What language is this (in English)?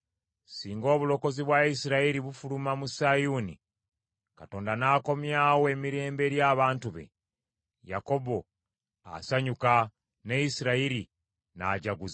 Ganda